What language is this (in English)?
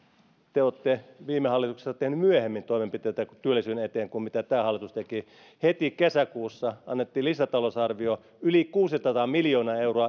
Finnish